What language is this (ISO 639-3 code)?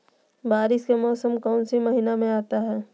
mag